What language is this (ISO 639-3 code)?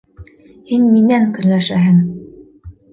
bak